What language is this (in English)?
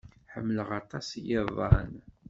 Kabyle